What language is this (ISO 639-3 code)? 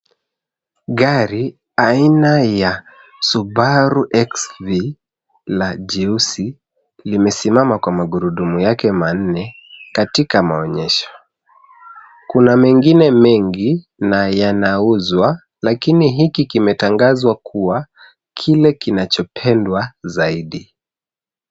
swa